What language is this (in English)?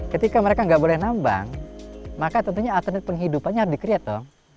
Indonesian